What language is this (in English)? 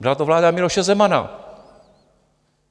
Czech